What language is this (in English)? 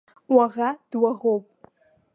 Abkhazian